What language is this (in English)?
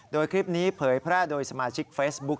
Thai